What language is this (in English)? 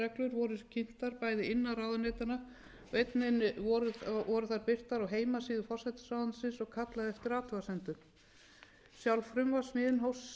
Icelandic